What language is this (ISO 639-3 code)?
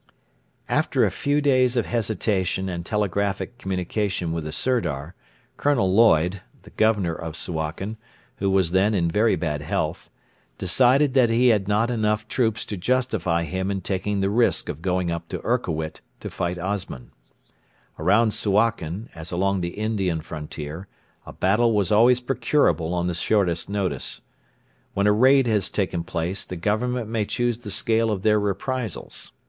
eng